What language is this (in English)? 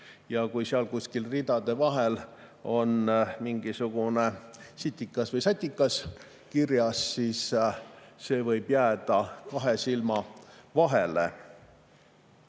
Estonian